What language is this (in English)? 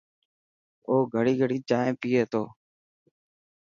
Dhatki